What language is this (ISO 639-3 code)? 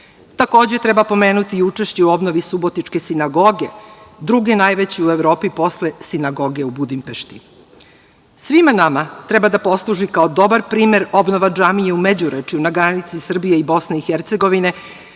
srp